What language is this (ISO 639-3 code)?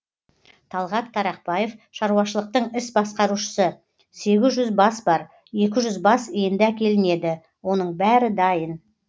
kaz